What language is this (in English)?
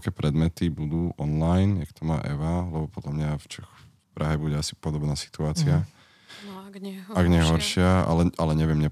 Slovak